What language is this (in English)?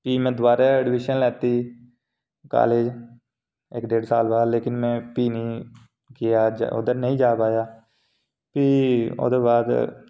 Dogri